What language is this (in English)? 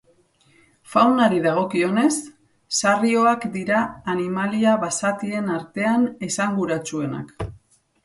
Basque